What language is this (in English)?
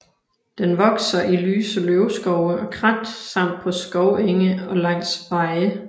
Danish